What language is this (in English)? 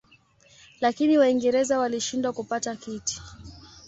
Swahili